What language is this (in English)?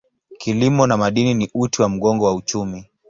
Swahili